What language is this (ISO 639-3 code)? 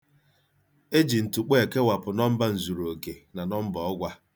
ibo